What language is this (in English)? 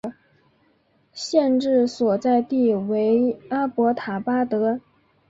Chinese